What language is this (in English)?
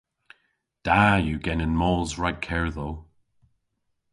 Cornish